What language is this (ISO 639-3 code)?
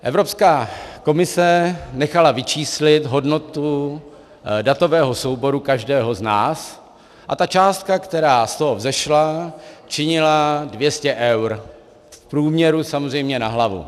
ces